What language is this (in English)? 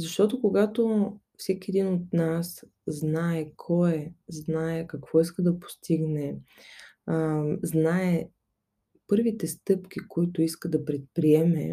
Bulgarian